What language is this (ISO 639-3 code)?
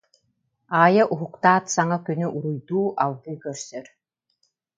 sah